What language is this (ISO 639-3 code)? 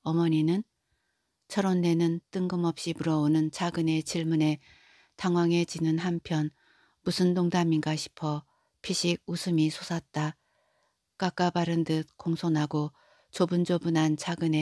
kor